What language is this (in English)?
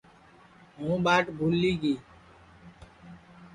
Sansi